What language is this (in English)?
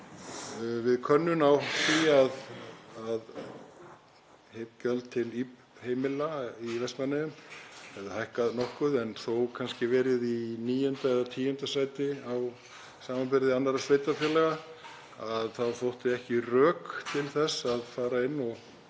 Icelandic